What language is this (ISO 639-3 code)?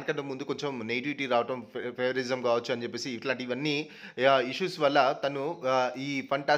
tel